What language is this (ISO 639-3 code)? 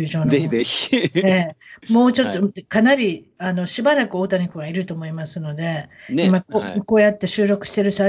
jpn